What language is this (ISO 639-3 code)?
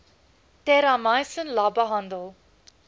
afr